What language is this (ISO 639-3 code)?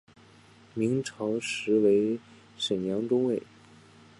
zho